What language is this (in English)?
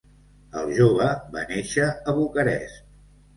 Catalan